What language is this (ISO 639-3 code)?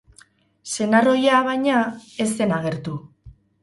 eus